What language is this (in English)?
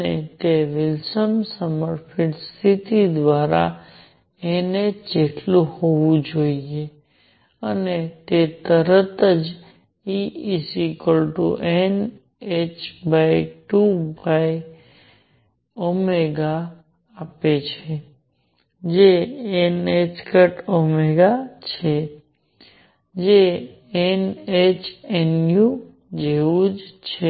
Gujarati